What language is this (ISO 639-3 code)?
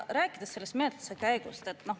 est